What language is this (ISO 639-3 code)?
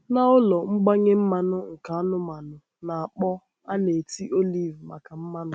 ibo